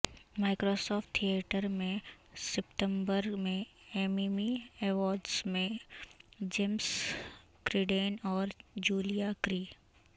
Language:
Urdu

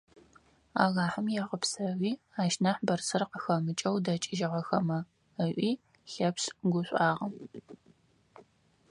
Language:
Adyghe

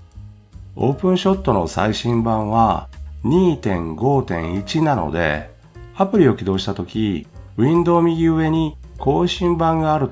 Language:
Japanese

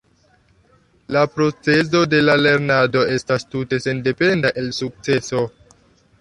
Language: Esperanto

